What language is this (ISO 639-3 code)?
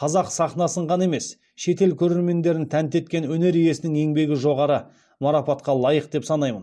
kaz